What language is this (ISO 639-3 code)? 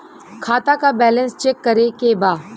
bho